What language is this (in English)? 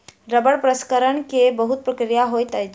Maithili